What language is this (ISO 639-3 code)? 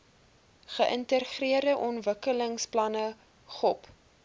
afr